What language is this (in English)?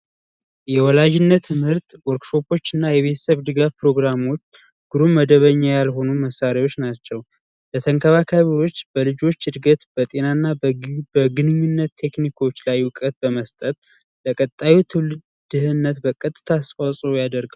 Amharic